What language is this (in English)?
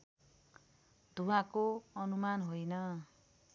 Nepali